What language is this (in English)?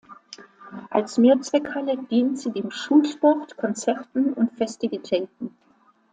German